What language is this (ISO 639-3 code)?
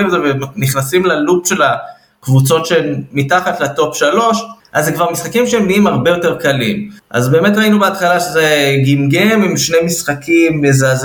heb